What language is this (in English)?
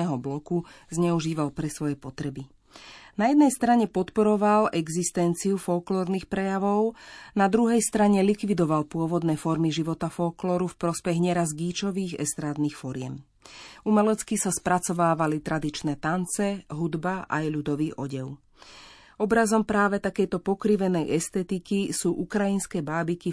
Slovak